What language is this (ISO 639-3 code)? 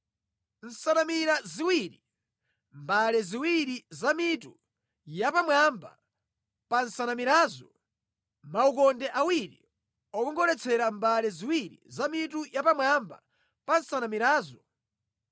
nya